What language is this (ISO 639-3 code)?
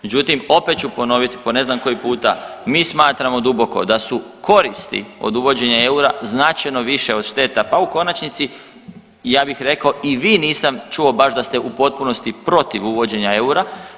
hrv